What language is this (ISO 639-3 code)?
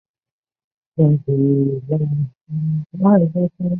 zho